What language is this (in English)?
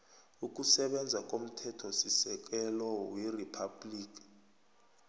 South Ndebele